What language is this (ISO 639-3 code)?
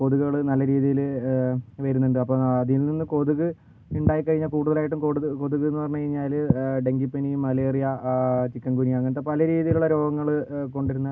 mal